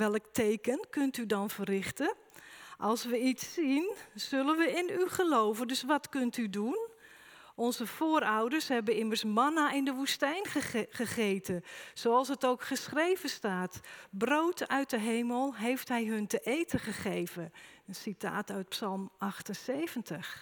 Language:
Dutch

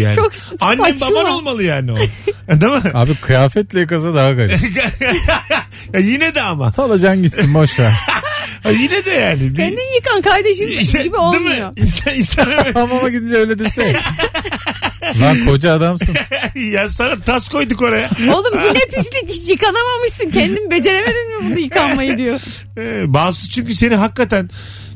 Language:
Turkish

